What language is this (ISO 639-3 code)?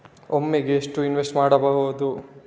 kan